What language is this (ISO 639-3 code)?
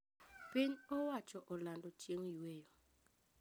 luo